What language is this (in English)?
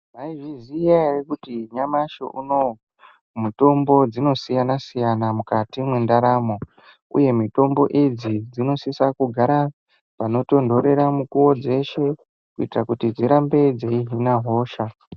Ndau